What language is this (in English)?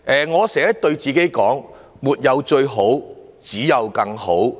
Cantonese